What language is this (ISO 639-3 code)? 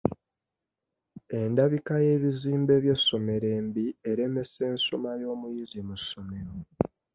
lug